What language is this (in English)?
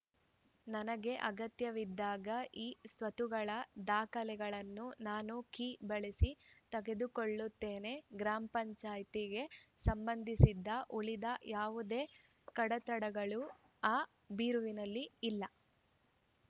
Kannada